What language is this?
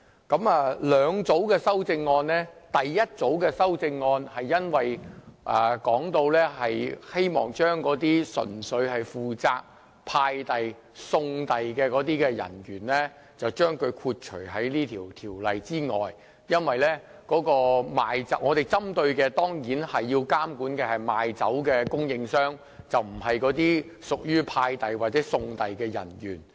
Cantonese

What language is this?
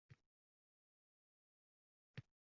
Uzbek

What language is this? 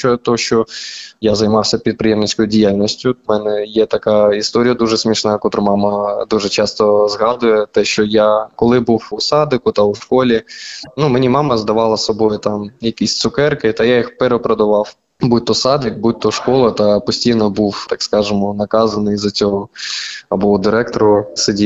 Ukrainian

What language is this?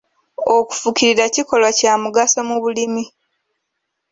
Ganda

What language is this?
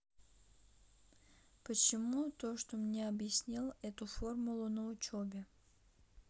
Russian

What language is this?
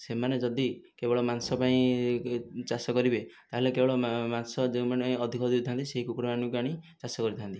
Odia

